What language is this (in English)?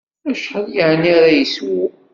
Kabyle